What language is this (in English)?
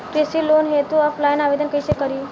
Bhojpuri